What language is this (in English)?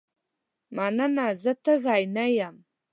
Pashto